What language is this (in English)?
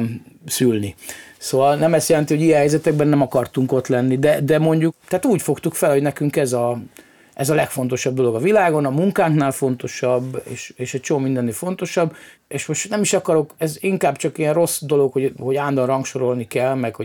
Hungarian